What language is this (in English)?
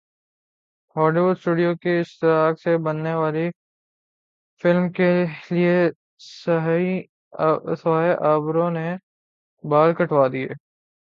Urdu